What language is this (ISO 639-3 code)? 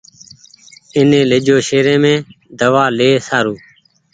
gig